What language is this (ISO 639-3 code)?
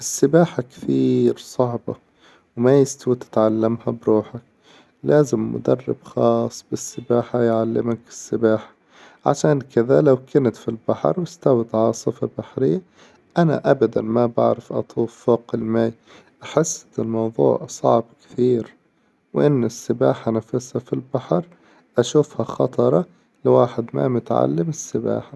acw